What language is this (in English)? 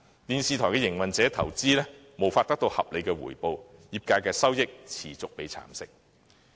Cantonese